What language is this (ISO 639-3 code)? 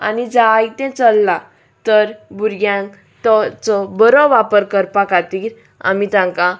kok